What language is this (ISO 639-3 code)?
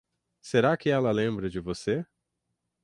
por